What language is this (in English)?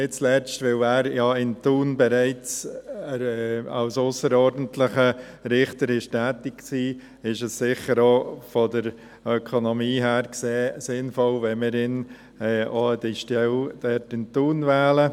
Swiss German